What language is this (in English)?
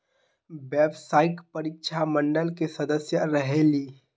Magahi